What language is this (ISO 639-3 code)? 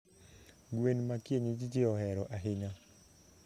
luo